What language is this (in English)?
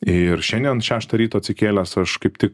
Lithuanian